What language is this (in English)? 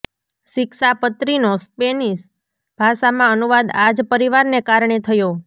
Gujarati